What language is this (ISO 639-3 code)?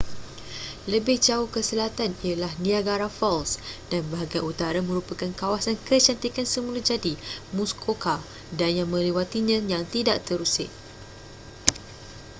msa